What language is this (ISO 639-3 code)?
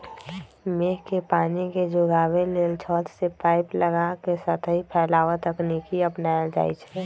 mag